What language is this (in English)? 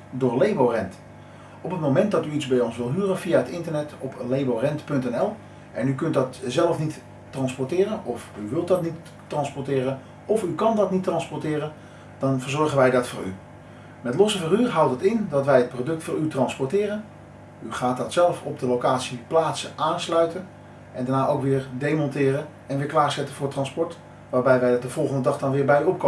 Dutch